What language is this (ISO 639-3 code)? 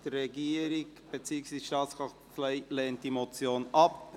gsw